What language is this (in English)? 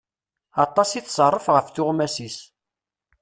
Kabyle